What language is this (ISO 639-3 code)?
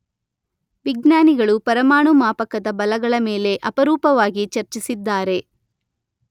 kan